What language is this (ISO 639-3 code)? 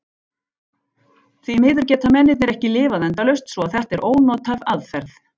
isl